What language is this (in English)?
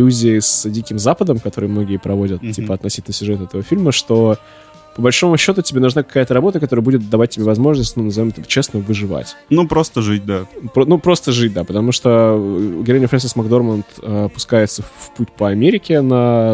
Russian